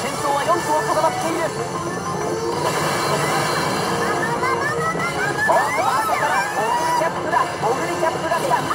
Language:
Japanese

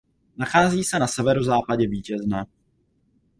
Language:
Czech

